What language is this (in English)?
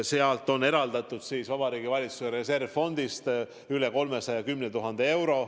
Estonian